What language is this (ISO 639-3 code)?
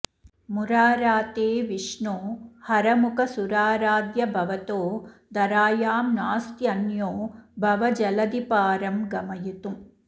san